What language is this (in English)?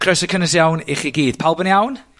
Welsh